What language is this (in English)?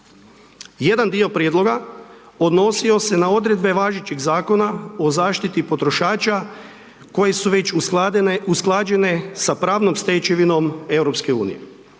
Croatian